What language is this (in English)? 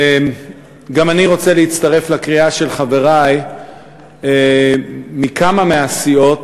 Hebrew